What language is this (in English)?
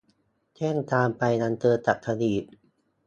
Thai